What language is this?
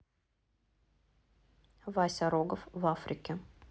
Russian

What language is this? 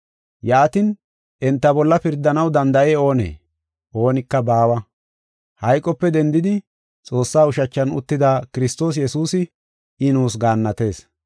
Gofa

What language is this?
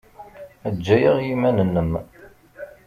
Kabyle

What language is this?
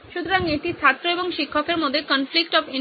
Bangla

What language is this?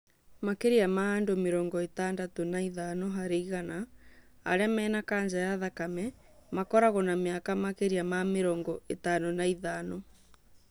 Kikuyu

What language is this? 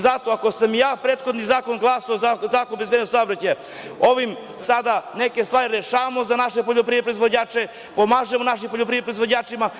Serbian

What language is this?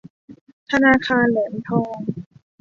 Thai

